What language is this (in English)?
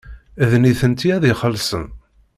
Kabyle